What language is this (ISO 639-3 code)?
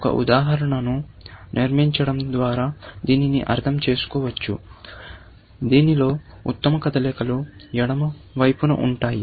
tel